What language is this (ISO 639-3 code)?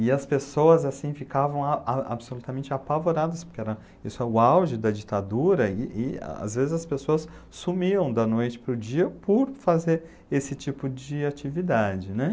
por